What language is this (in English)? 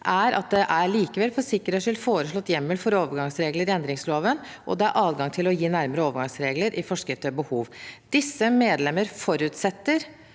Norwegian